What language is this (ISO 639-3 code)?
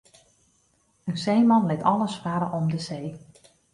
fry